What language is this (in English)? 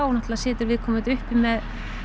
Icelandic